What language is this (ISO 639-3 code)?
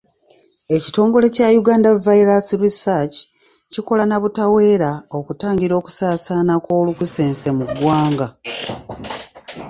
lug